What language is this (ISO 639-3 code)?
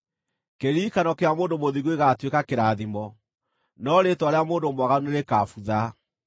kik